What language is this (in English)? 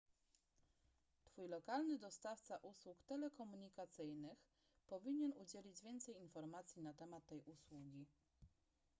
Polish